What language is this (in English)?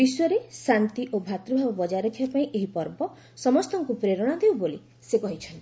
Odia